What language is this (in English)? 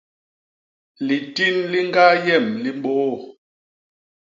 Basaa